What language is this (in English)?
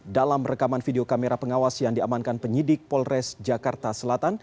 Indonesian